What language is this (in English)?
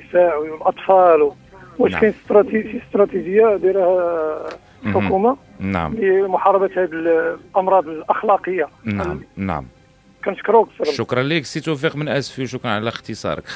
Arabic